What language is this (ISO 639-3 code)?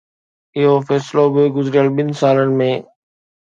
snd